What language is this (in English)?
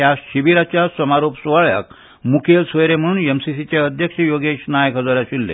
Konkani